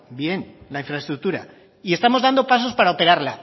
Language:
Spanish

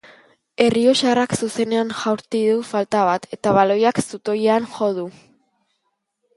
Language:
Basque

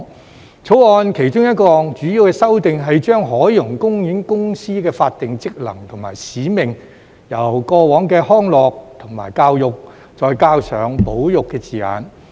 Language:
Cantonese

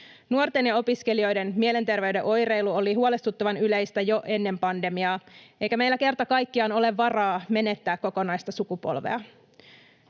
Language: Finnish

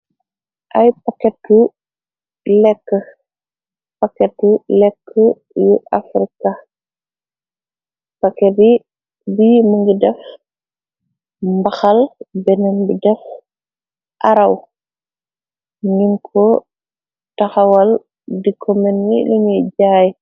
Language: Wolof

